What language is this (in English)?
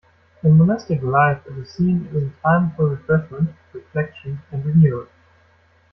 English